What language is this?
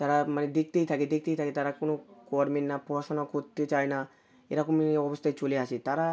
Bangla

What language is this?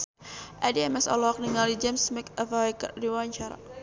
Sundanese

